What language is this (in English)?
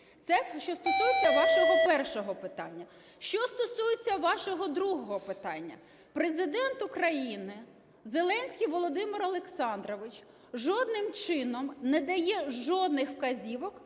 Ukrainian